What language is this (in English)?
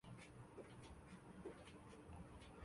Chinese